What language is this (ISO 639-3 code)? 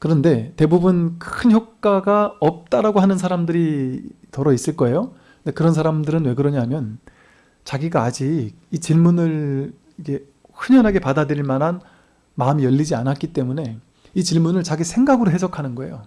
kor